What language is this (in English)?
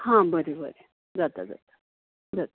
Konkani